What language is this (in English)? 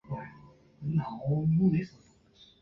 Chinese